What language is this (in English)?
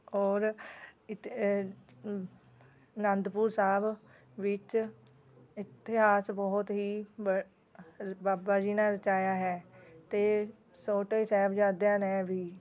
Punjabi